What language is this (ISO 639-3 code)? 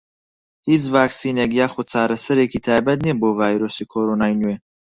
ckb